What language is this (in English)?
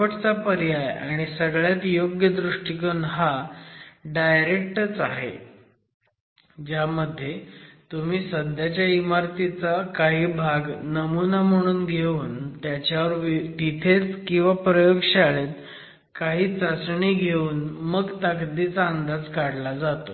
Marathi